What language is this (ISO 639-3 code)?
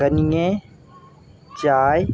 mai